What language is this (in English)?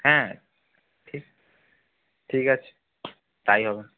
Bangla